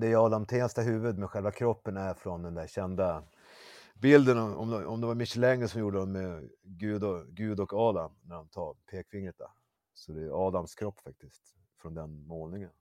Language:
Swedish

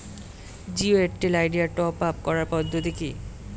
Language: Bangla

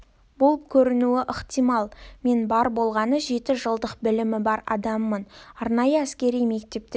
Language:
Kazakh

